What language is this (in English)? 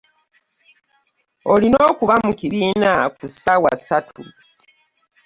Ganda